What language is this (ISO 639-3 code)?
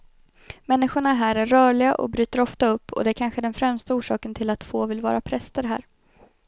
swe